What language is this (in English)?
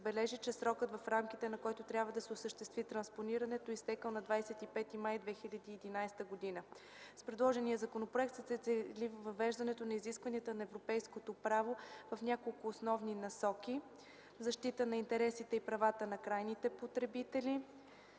Bulgarian